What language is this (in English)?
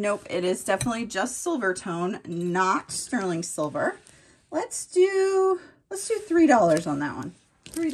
English